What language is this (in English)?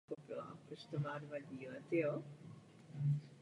Czech